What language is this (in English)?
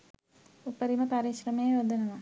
Sinhala